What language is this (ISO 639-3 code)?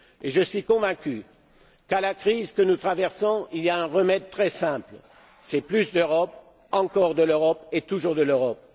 fra